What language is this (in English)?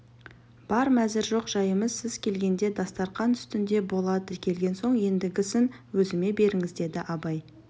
Kazakh